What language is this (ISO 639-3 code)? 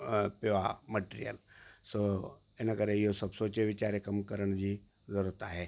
snd